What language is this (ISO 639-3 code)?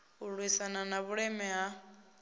ven